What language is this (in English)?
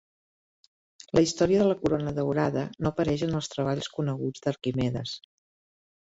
Catalan